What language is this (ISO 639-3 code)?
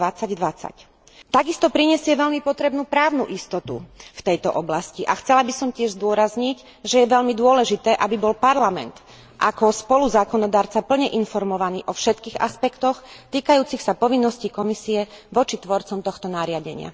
slk